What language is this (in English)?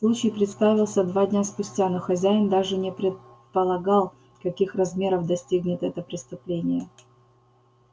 Russian